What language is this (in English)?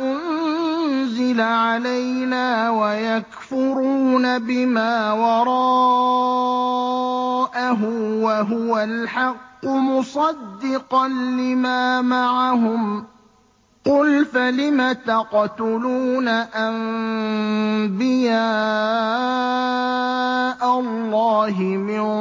Arabic